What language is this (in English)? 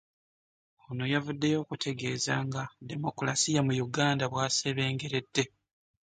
Ganda